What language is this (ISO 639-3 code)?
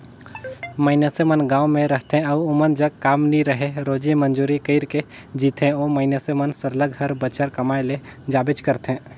hne